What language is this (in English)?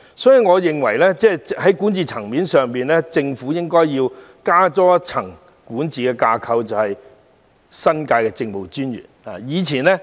Cantonese